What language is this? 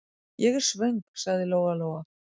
Icelandic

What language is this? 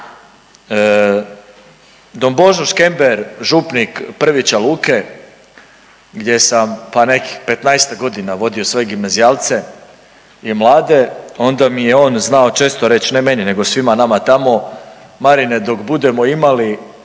Croatian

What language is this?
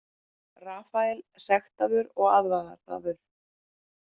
Icelandic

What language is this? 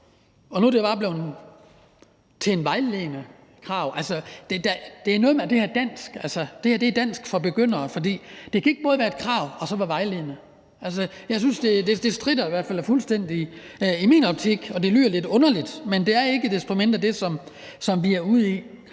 Danish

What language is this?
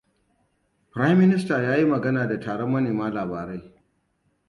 Hausa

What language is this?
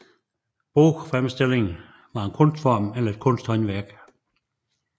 Danish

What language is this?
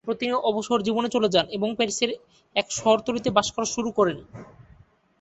Bangla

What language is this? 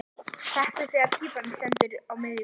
Icelandic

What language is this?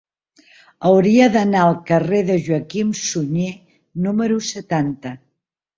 Catalan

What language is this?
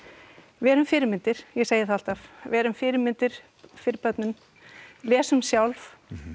Icelandic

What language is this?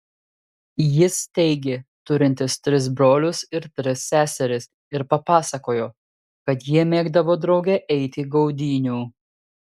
Lithuanian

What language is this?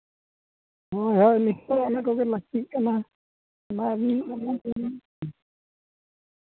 Santali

